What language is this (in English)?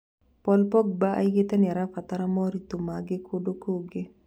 Kikuyu